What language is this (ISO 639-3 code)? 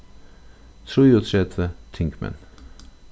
fao